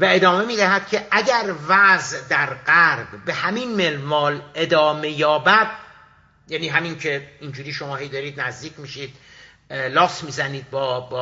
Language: Persian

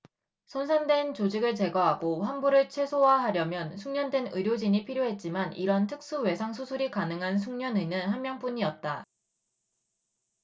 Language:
Korean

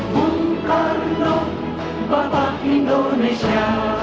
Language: Indonesian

